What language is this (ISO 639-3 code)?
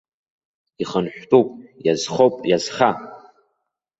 abk